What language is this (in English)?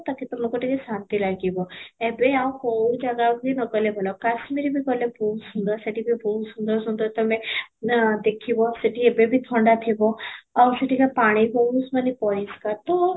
Odia